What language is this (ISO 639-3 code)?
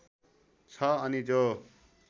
nep